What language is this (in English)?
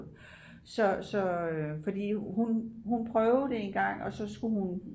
Danish